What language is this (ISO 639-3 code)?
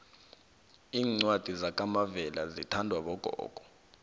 nbl